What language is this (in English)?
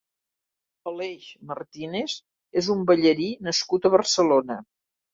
Catalan